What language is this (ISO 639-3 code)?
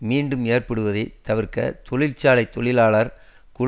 tam